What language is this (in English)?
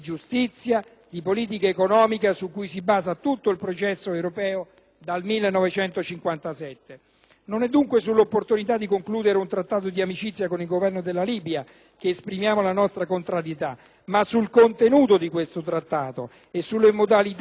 Italian